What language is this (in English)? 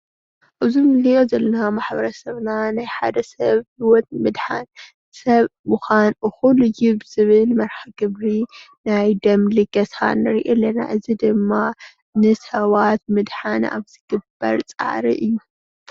Tigrinya